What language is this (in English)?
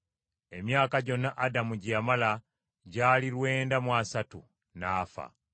Ganda